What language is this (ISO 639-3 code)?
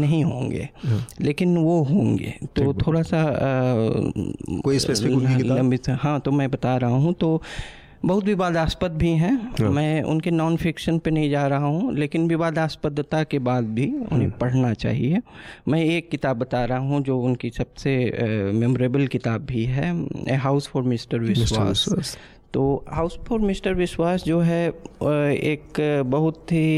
hin